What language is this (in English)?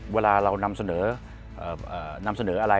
Thai